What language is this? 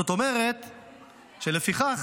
Hebrew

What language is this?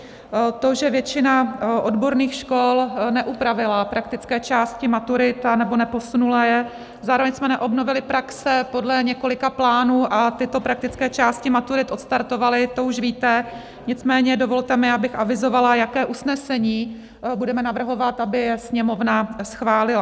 Czech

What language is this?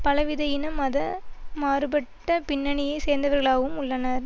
Tamil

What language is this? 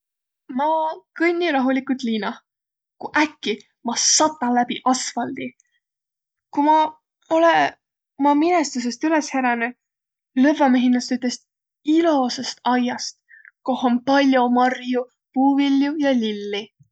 Võro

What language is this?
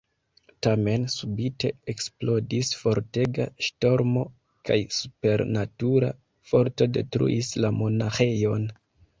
Esperanto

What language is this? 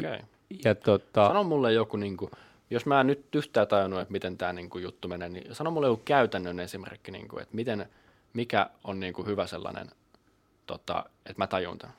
Finnish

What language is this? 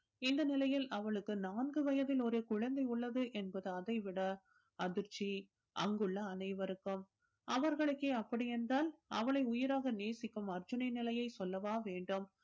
Tamil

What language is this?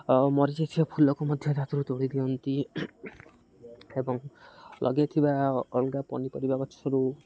Odia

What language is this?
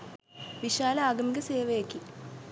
Sinhala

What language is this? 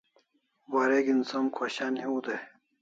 Kalasha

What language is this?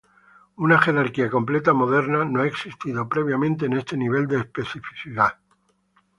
Spanish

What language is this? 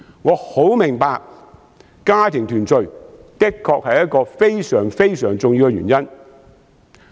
Cantonese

